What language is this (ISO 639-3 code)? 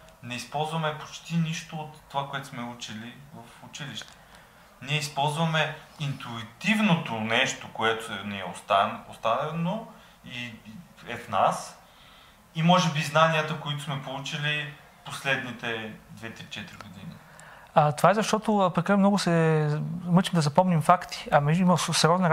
bul